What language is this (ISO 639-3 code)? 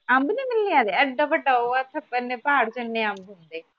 pan